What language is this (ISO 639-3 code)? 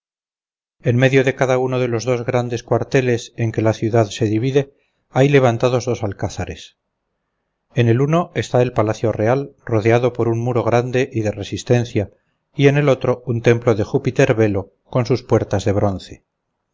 spa